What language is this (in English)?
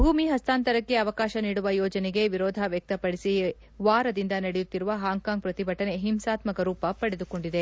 Kannada